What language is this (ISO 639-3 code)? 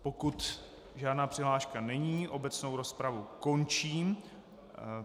ces